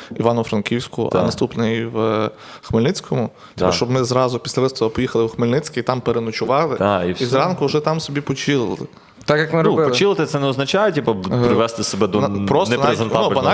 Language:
Ukrainian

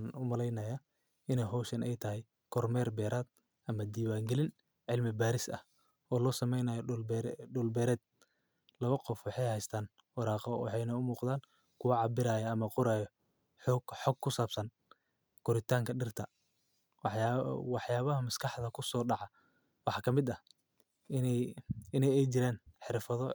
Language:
Somali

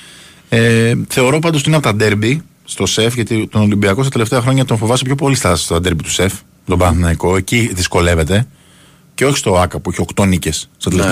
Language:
Greek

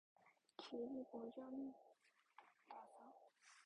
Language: Korean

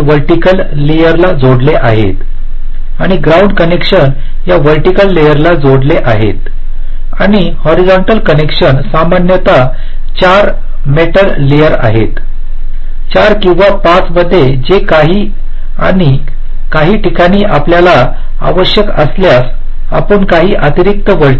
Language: Marathi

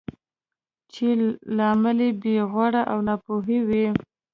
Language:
Pashto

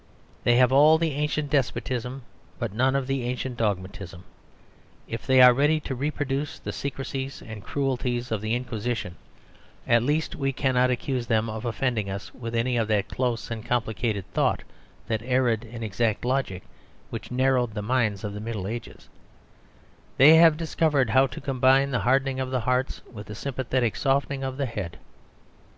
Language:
English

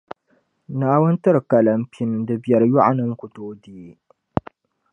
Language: Dagbani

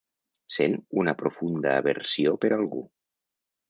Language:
Catalan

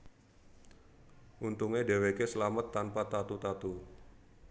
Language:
Javanese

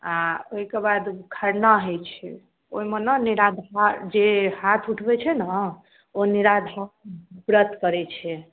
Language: Maithili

